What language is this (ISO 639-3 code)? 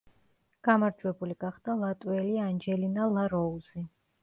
kat